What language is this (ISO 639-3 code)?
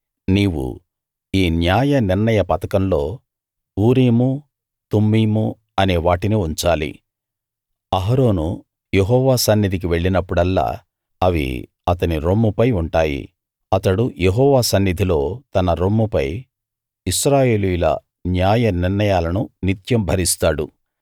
tel